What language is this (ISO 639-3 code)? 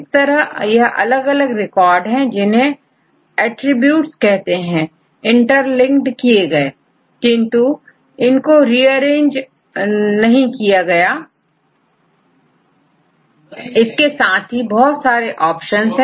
hin